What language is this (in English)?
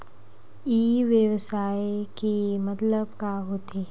Chhattisgarhi